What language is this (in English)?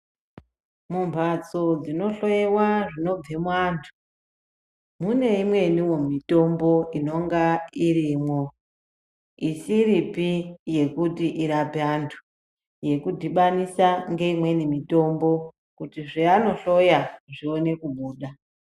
Ndau